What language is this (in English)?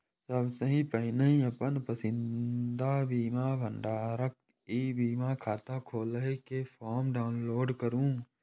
Maithili